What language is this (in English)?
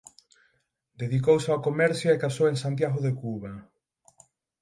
Galician